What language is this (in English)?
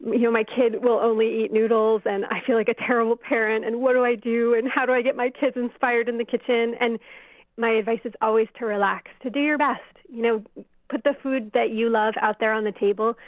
English